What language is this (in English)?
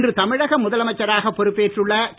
Tamil